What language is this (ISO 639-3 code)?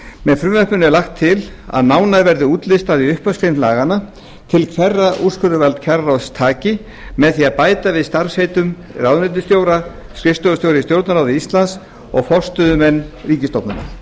isl